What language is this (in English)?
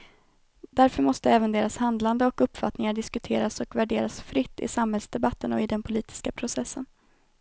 Swedish